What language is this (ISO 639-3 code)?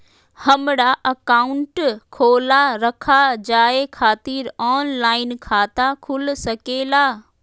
mag